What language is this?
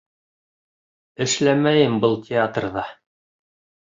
Bashkir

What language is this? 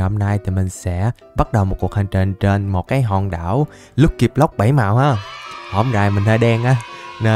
Vietnamese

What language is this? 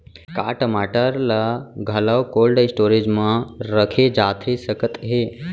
Chhattisgarhi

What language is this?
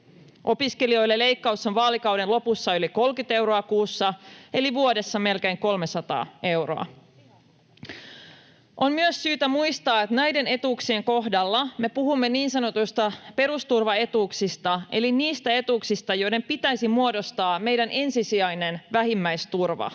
Finnish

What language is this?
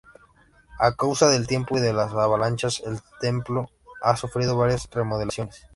Spanish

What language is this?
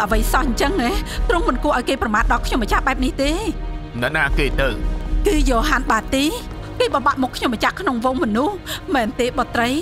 Thai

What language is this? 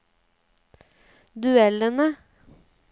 Norwegian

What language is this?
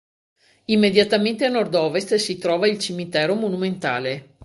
Italian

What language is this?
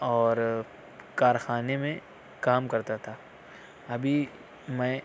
Urdu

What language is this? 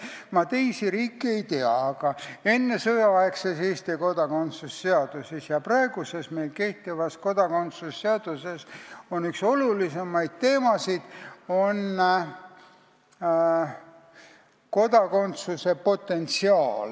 Estonian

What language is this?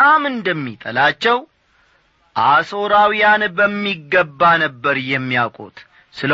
Amharic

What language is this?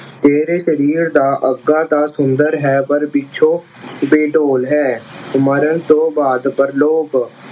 Punjabi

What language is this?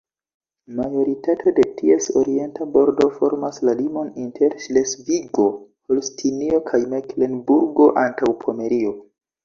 Esperanto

